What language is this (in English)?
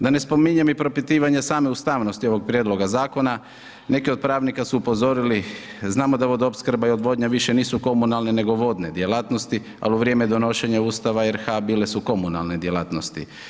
Croatian